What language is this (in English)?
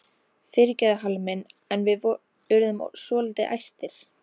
Icelandic